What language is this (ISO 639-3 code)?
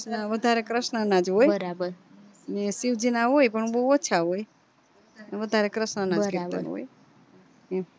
guj